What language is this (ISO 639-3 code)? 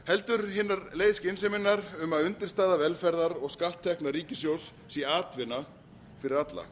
isl